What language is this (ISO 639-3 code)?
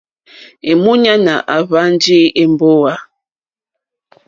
bri